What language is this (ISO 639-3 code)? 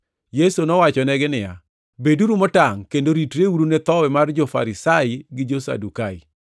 luo